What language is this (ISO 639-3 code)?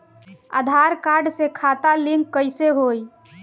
bho